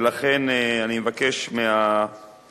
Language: Hebrew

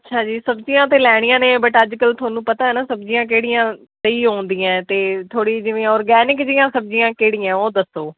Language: Punjabi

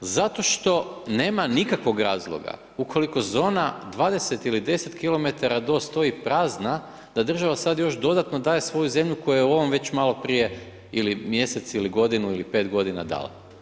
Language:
Croatian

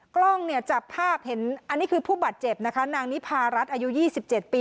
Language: Thai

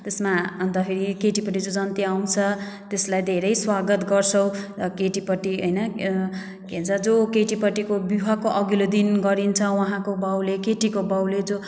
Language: Nepali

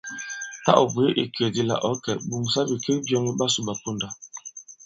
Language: Bankon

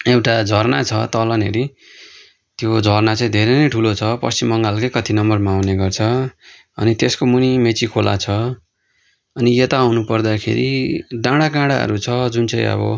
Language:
Nepali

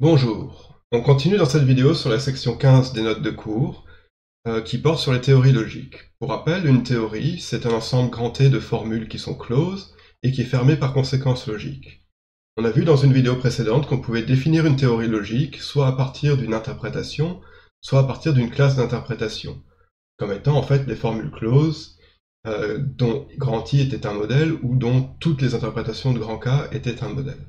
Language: French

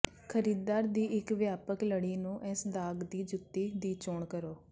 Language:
Punjabi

